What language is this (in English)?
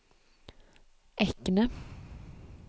Norwegian